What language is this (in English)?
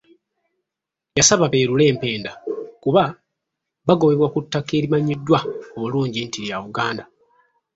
Ganda